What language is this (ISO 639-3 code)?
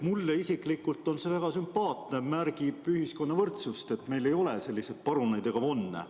est